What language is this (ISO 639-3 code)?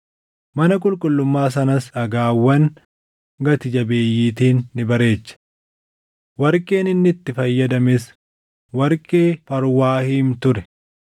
orm